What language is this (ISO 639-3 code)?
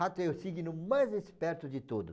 por